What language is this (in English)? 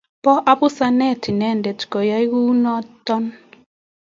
Kalenjin